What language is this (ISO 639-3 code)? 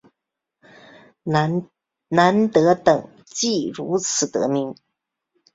zho